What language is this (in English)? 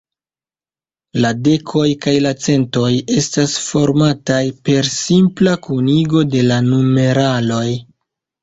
Esperanto